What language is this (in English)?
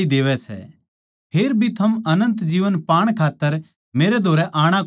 Haryanvi